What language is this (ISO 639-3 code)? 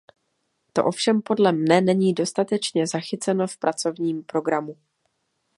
ces